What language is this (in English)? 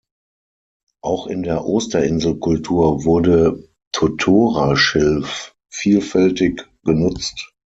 German